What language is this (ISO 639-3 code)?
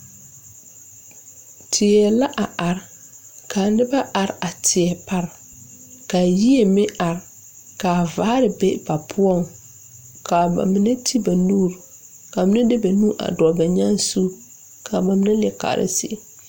dga